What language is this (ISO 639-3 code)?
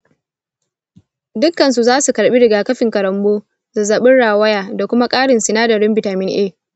hau